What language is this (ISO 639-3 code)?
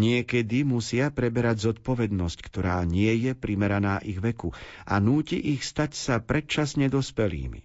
slk